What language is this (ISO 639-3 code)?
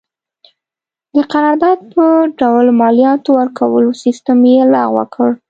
pus